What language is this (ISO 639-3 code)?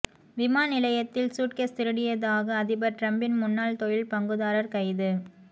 tam